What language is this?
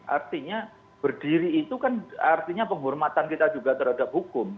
Indonesian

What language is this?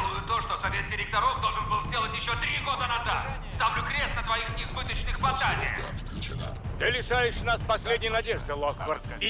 Russian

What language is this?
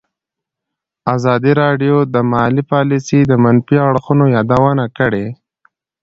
Pashto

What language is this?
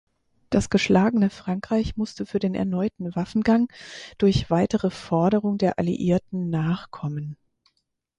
German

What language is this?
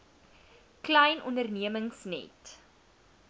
Afrikaans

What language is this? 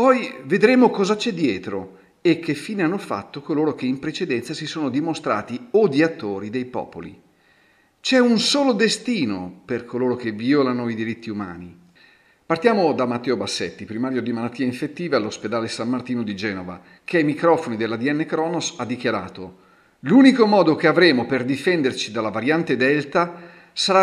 Italian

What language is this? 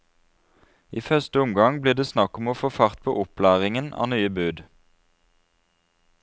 Norwegian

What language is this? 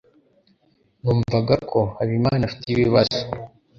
Kinyarwanda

